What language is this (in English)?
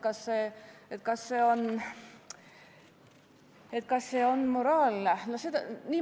Estonian